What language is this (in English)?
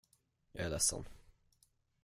Swedish